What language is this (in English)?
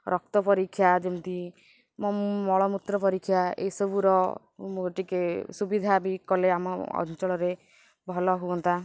Odia